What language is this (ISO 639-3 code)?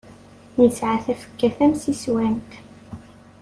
kab